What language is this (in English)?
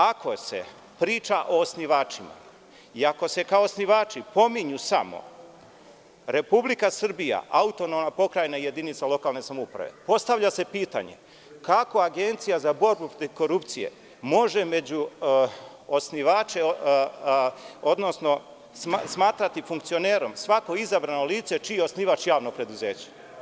Serbian